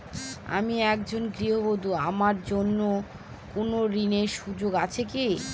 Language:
Bangla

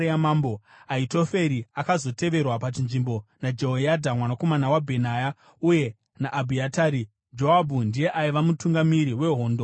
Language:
Shona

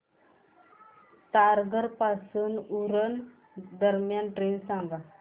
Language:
Marathi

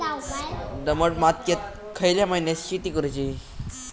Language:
Marathi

